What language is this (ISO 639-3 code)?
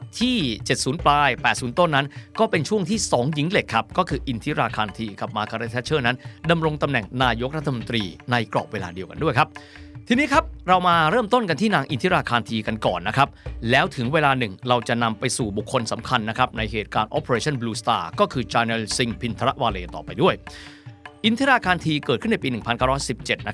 tha